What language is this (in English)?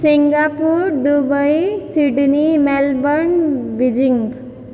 Maithili